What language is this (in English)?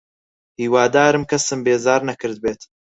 Central Kurdish